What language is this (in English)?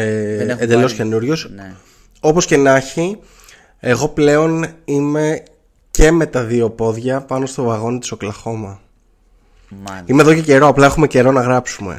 Greek